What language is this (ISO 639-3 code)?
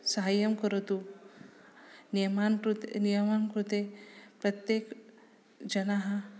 san